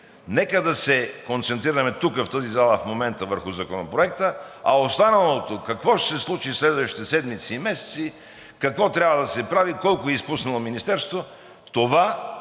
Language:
Bulgarian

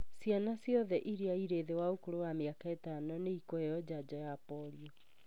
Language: Kikuyu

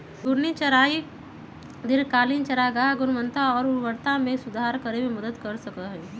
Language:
Magahi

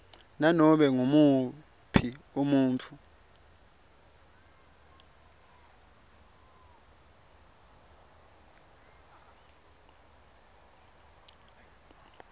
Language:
Swati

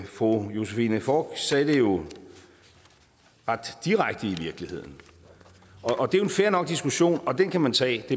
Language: Danish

